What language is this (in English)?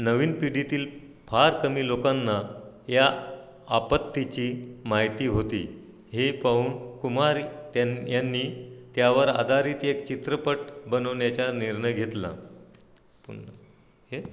Marathi